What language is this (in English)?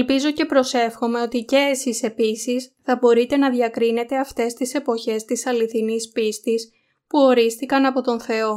Greek